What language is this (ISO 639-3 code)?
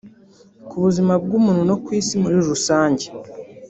kin